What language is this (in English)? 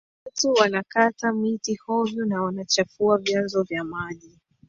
Swahili